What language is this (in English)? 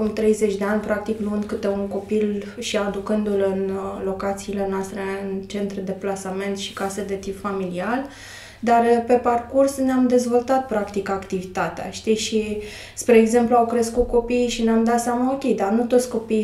Romanian